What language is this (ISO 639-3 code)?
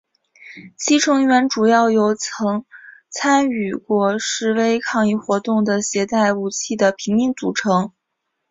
zho